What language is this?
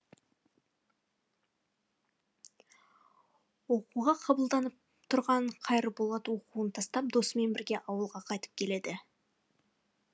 Kazakh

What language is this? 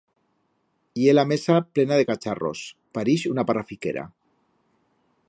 Aragonese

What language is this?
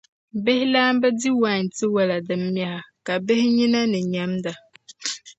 Dagbani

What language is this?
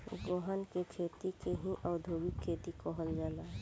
Bhojpuri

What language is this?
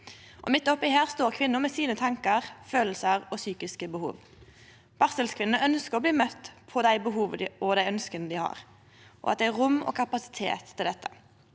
Norwegian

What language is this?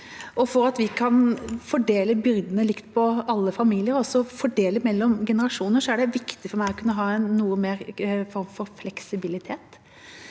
Norwegian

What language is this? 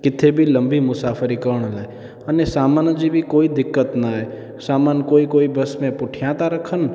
Sindhi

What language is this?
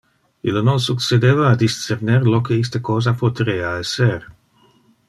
Interlingua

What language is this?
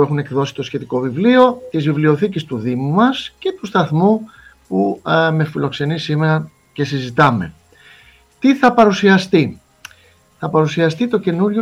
Greek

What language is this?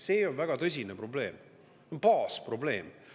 Estonian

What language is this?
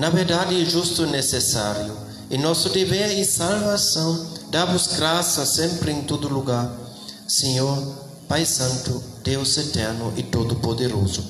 Portuguese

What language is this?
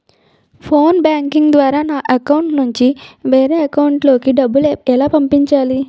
Telugu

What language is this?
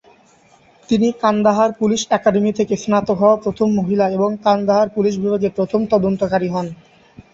Bangla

